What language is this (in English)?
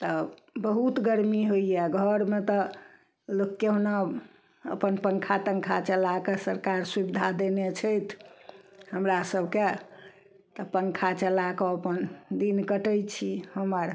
Maithili